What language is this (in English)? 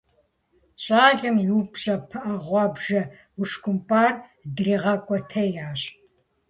Kabardian